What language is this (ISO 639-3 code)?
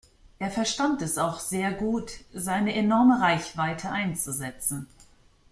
deu